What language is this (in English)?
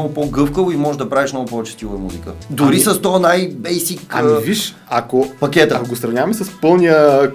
Bulgarian